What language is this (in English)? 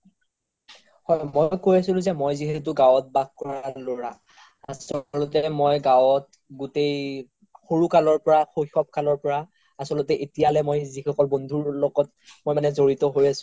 Assamese